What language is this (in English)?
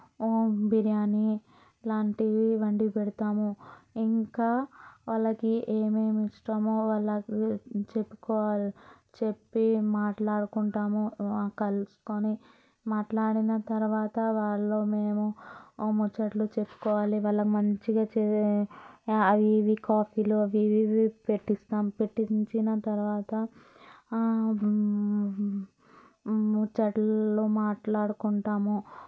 Telugu